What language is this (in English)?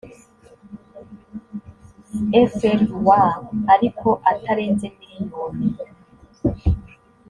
Kinyarwanda